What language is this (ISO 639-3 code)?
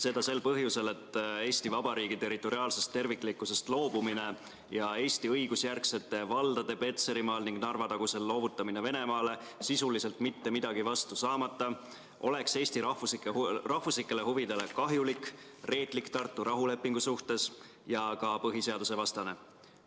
est